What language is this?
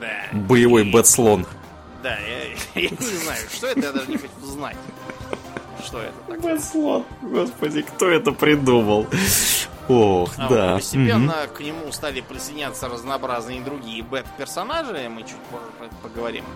Russian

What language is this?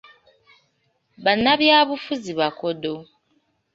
Ganda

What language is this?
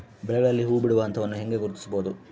Kannada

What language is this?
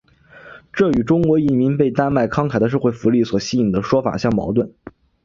Chinese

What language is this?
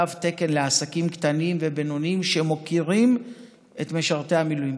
Hebrew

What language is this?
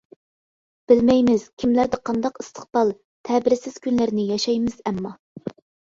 Uyghur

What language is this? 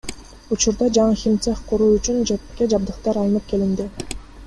Kyrgyz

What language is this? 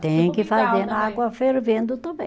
Portuguese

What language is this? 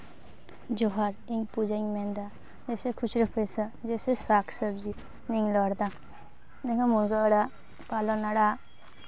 Santali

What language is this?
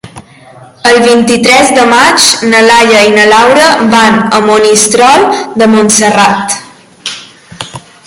Catalan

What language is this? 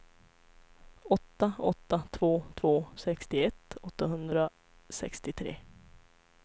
Swedish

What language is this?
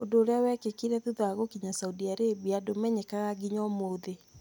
Kikuyu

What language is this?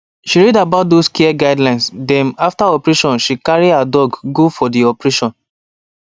Nigerian Pidgin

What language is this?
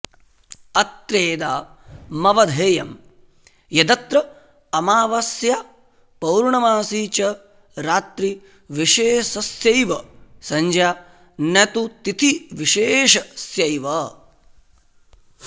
Sanskrit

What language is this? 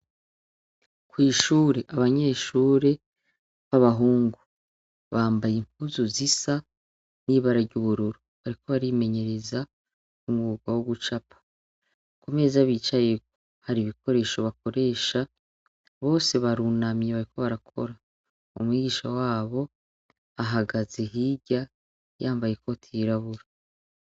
Rundi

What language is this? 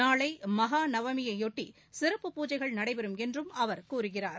Tamil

